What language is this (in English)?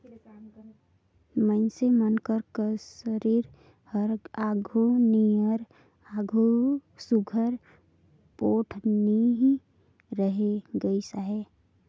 Chhattisgarhi